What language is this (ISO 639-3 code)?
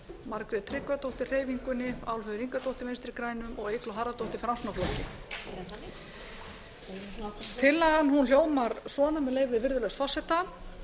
isl